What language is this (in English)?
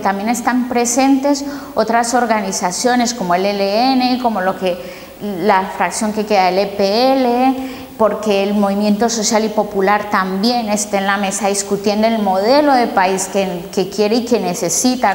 Spanish